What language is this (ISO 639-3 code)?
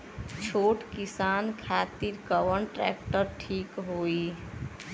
bho